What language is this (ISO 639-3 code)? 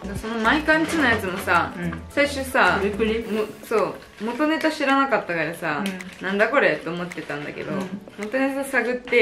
jpn